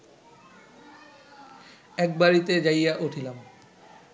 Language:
Bangla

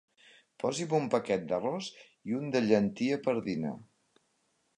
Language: Catalan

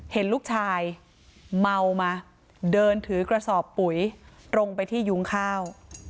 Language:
Thai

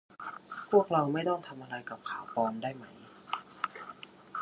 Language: Thai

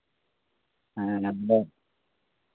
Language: Santali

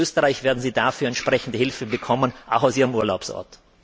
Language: German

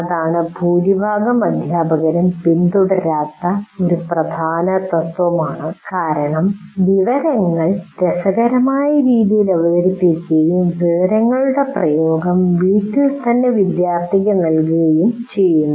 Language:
Malayalam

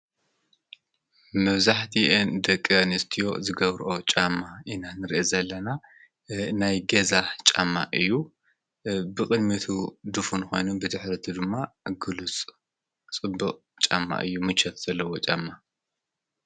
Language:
Tigrinya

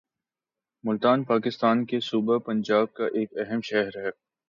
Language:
Urdu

